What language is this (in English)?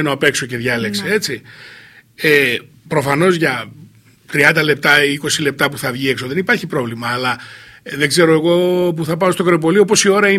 Greek